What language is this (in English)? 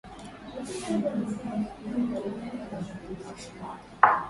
Swahili